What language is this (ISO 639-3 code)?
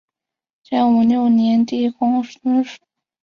zho